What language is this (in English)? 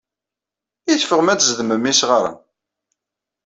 Kabyle